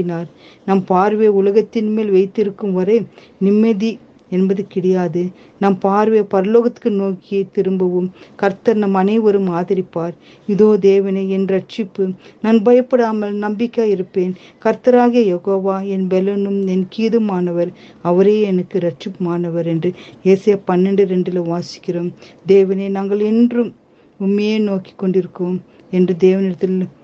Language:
Tamil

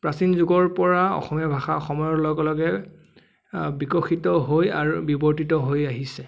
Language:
Assamese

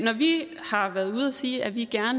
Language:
Danish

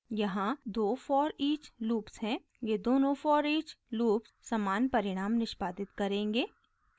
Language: Hindi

